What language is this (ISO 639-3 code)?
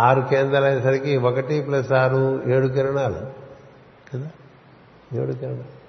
tel